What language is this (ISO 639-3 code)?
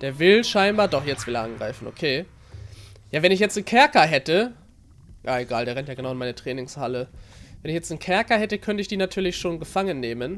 deu